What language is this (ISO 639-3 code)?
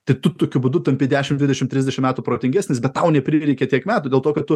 lit